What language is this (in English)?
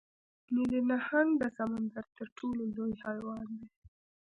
Pashto